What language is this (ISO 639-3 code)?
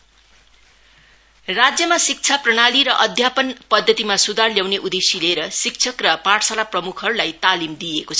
nep